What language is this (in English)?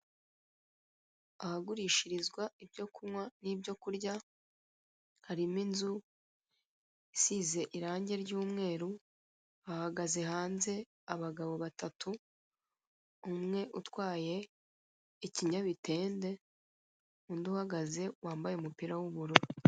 Kinyarwanda